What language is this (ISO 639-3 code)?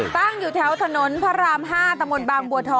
tha